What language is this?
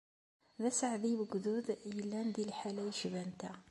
Kabyle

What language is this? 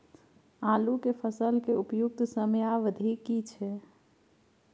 Maithili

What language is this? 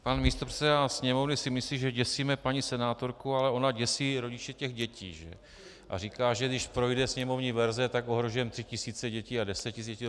Czech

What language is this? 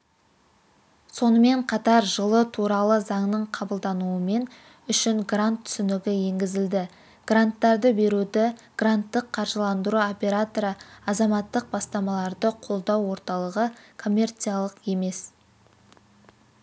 Kazakh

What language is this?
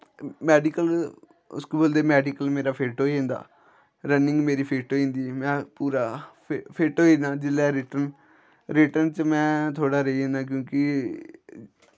Dogri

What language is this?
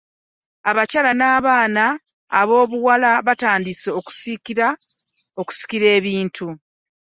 Ganda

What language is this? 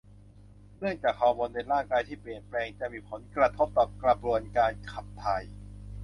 Thai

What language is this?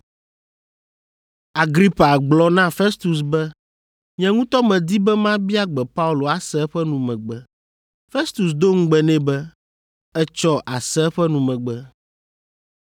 Ewe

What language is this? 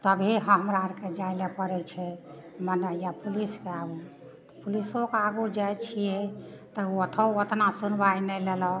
Maithili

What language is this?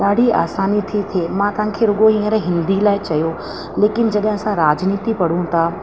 Sindhi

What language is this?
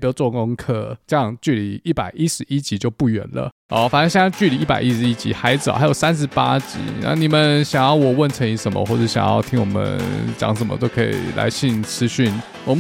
Chinese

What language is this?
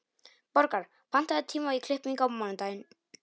Icelandic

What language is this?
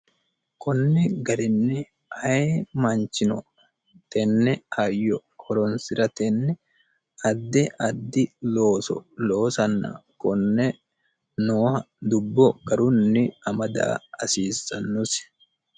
Sidamo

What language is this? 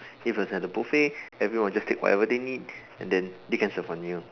English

